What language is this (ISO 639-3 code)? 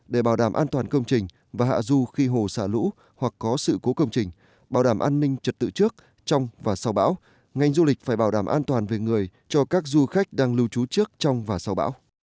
vie